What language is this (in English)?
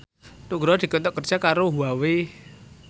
Javanese